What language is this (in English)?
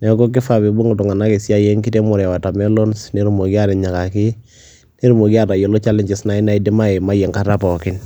Masai